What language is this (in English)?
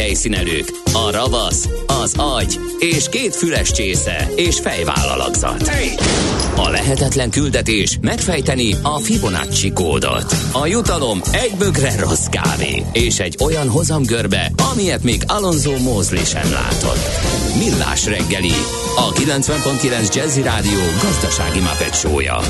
Hungarian